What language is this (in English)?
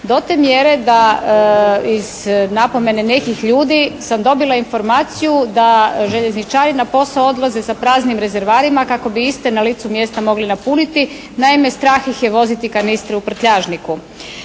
Croatian